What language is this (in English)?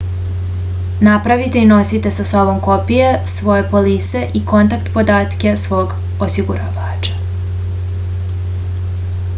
Serbian